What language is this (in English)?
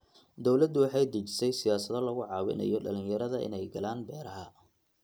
Somali